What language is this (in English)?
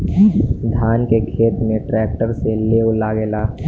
Bhojpuri